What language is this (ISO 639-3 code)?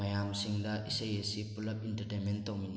mni